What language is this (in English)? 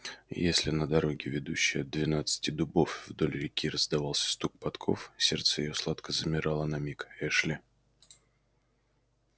Russian